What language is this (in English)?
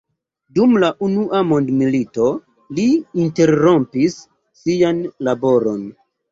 Esperanto